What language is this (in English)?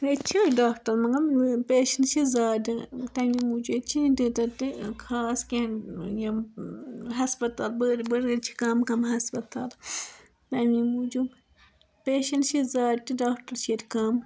Kashmiri